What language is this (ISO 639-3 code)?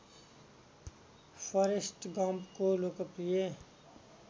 nep